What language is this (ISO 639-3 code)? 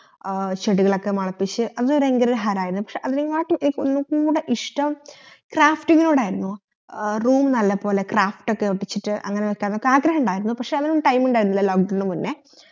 mal